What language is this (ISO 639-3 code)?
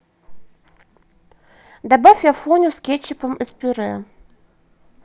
rus